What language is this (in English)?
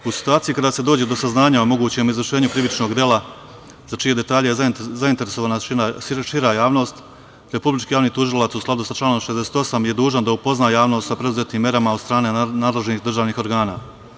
Serbian